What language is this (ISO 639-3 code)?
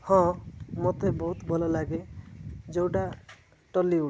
ori